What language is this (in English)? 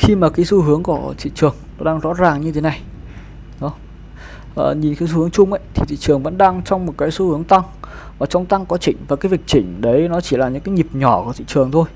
Vietnamese